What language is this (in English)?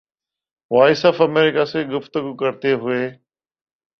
Urdu